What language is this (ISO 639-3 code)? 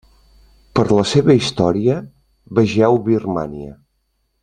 cat